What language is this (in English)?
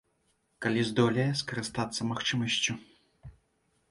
Belarusian